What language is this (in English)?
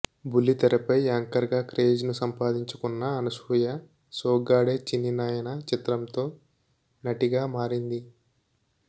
Telugu